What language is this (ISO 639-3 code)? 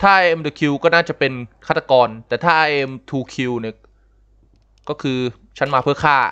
tha